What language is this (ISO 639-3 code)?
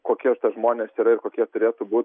lit